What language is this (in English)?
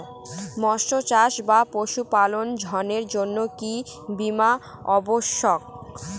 Bangla